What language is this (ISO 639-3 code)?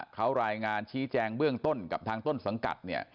tha